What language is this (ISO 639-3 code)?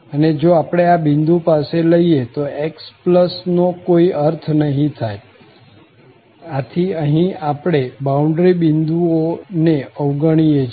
guj